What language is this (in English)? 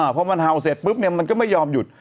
Thai